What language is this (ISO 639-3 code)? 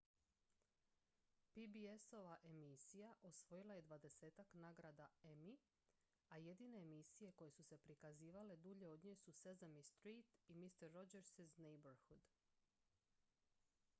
hrv